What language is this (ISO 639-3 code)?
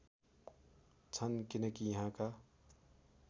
nep